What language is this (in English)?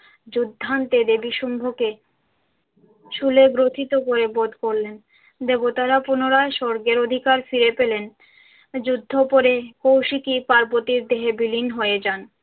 Bangla